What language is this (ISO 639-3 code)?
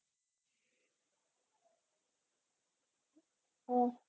mal